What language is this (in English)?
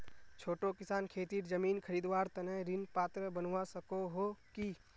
Magahi